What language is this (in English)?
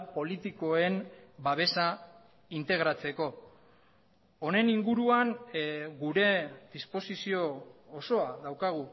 Basque